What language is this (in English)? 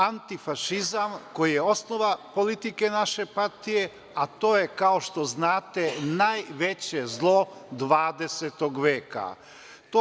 Serbian